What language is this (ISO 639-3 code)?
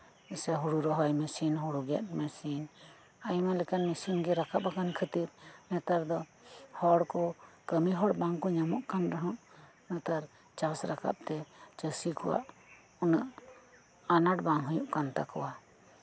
sat